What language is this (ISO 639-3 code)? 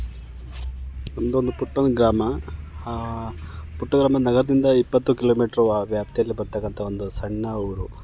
kan